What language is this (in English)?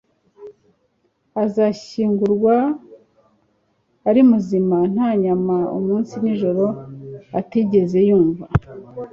Kinyarwanda